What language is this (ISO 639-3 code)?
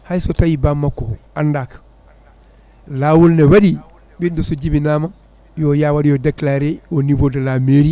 ful